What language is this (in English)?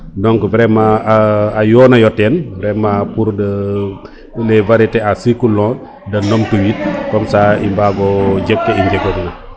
Serer